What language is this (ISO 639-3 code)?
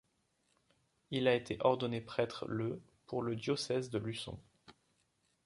fra